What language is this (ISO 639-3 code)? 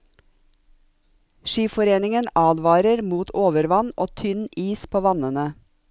nor